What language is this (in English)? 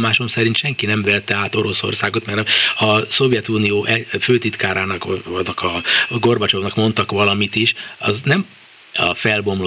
Hungarian